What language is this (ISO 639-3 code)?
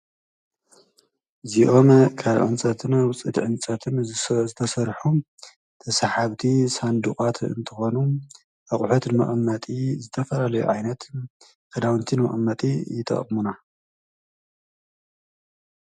tir